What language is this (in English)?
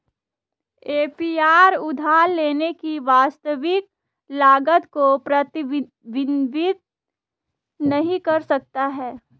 Hindi